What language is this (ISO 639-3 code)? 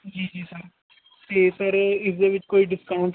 pan